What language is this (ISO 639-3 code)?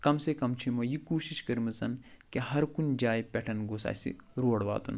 kas